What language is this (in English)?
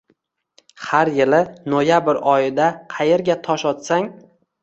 Uzbek